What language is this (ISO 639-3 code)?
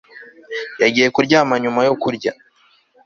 kin